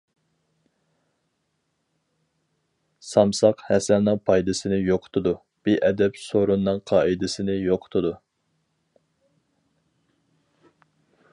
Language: Uyghur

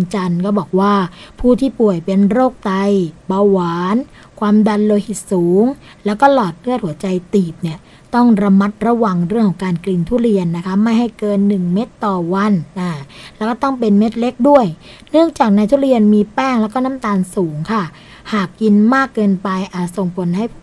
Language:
Thai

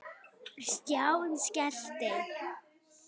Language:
Icelandic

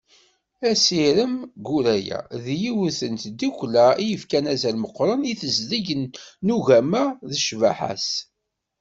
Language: Kabyle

